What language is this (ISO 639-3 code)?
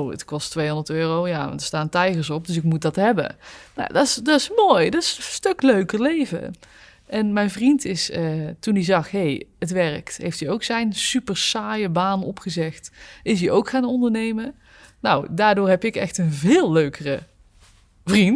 nld